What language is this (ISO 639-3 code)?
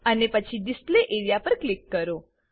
guj